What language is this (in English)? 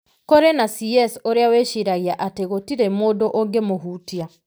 Kikuyu